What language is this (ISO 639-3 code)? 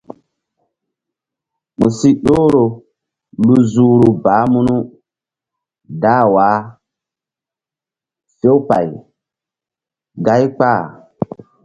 mdd